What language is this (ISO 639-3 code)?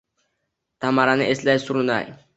uzb